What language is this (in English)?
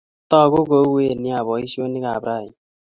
Kalenjin